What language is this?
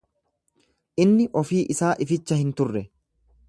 Oromo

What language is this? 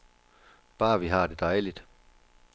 Danish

